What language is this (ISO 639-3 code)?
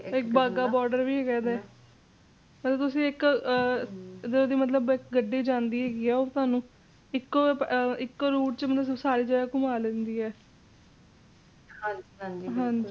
pan